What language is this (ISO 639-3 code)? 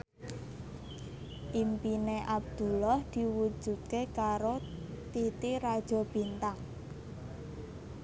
jav